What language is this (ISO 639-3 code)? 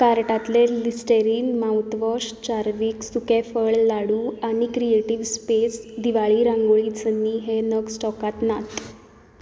kok